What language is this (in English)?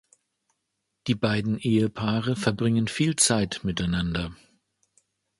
German